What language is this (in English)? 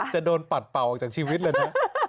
Thai